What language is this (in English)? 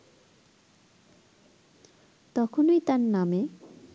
Bangla